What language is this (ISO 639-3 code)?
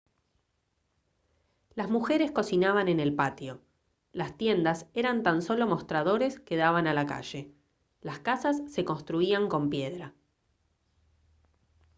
spa